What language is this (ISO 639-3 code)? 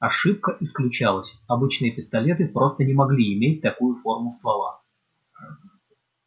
rus